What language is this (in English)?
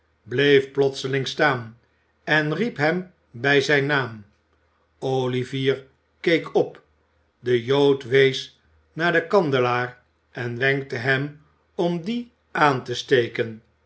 Dutch